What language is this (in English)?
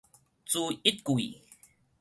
Min Nan Chinese